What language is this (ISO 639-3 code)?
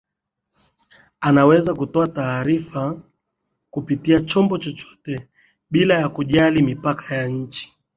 swa